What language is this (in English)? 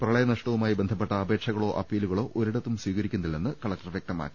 Malayalam